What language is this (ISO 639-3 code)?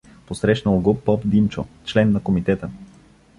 bul